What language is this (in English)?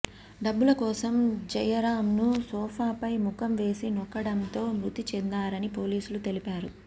Telugu